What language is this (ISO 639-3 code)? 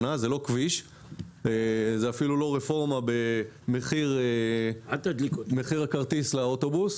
heb